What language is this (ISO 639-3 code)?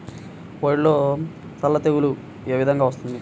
tel